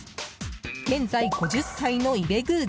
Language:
Japanese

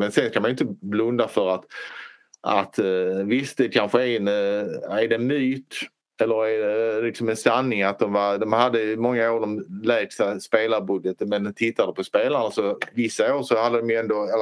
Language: Swedish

